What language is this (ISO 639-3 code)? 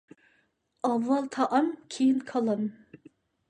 uig